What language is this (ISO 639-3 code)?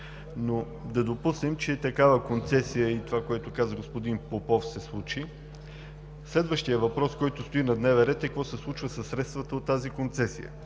bul